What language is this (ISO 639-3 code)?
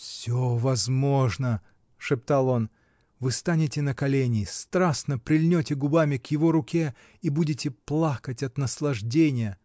rus